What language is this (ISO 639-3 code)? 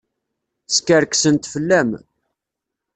kab